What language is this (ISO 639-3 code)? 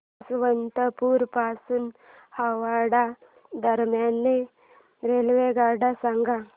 mar